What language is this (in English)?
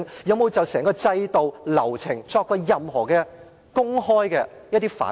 Cantonese